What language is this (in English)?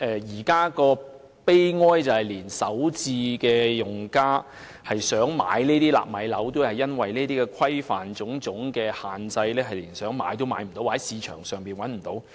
Cantonese